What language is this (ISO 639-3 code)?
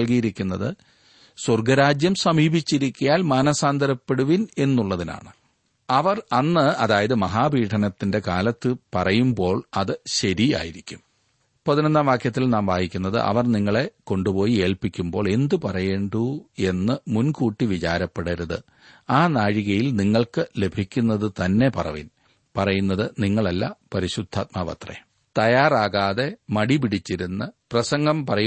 mal